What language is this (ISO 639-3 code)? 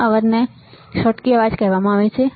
guj